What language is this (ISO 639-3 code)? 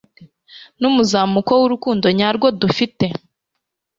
kin